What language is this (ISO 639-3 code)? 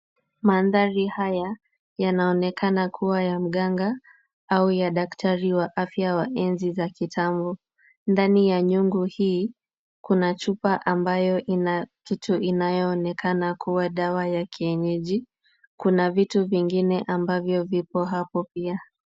swa